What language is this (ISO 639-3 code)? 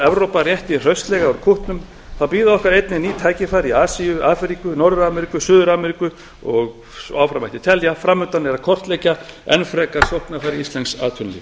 isl